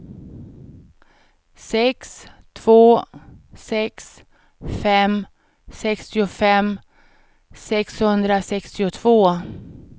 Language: Swedish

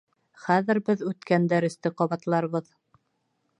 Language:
Bashkir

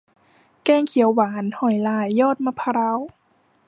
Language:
Thai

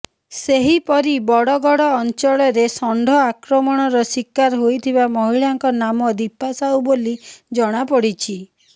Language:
Odia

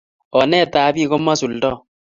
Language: Kalenjin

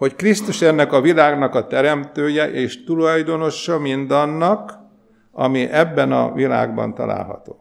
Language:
Hungarian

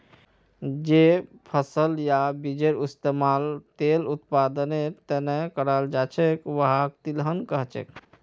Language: Magahi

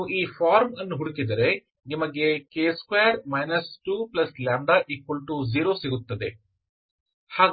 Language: Kannada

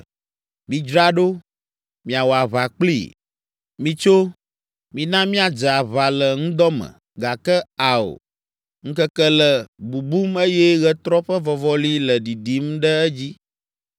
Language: Ewe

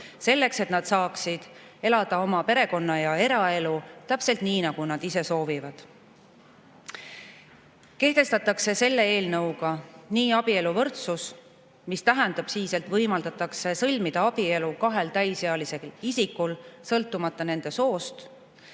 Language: Estonian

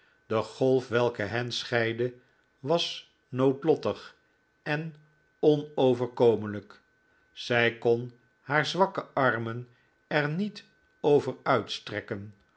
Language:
Dutch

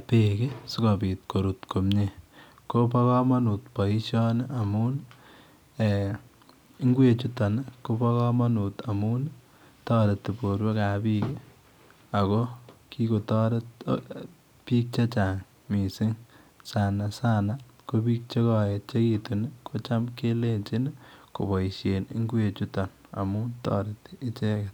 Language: Kalenjin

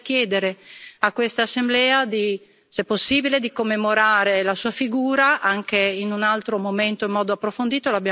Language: Italian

